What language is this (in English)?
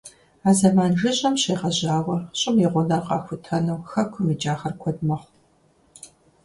Kabardian